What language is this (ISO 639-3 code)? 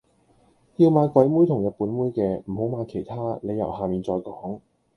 yue